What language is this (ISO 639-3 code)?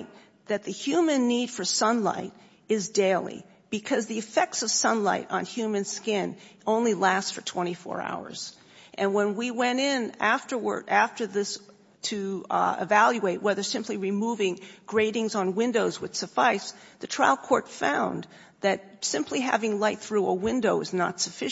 eng